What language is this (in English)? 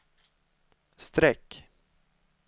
Swedish